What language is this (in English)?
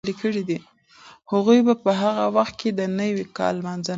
Pashto